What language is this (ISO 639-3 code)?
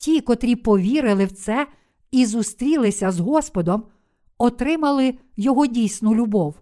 ukr